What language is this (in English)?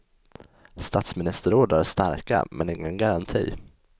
Swedish